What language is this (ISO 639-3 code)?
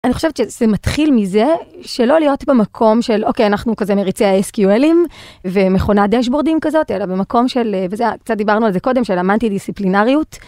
heb